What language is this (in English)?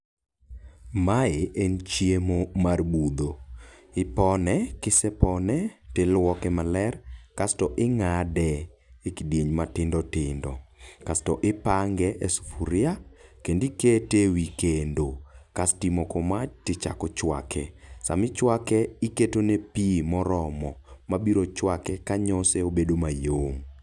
Luo (Kenya and Tanzania)